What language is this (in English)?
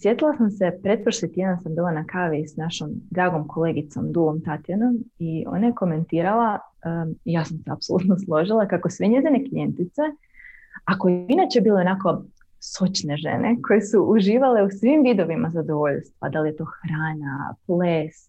Croatian